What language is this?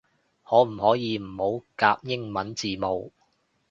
Cantonese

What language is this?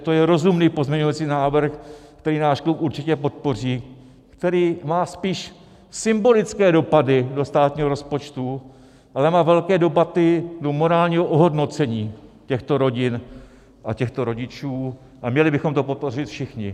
Czech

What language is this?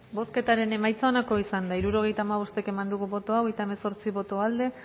Basque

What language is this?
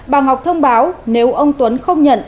Vietnamese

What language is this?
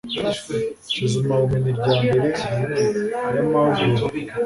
Kinyarwanda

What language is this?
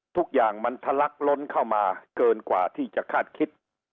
Thai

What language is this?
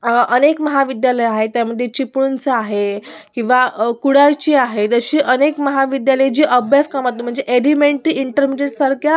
Marathi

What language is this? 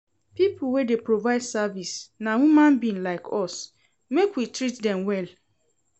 Nigerian Pidgin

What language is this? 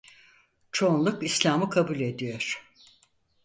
Turkish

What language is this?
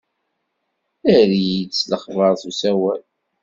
Kabyle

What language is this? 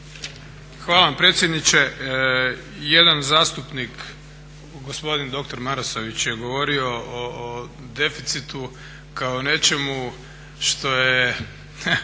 Croatian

